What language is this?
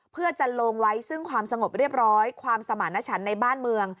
Thai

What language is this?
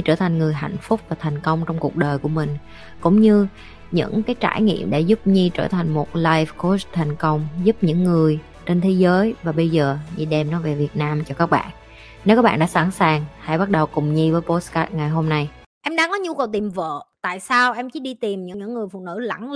Vietnamese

